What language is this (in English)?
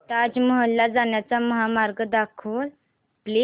Marathi